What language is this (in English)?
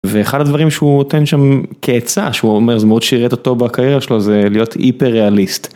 Hebrew